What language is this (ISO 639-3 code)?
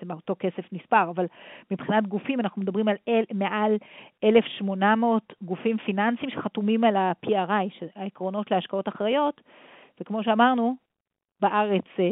heb